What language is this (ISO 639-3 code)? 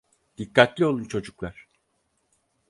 tur